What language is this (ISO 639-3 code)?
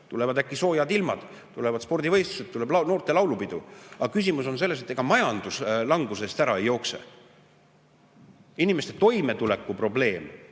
est